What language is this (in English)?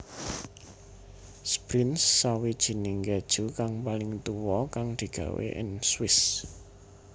Javanese